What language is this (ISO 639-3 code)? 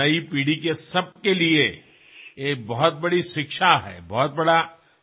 asm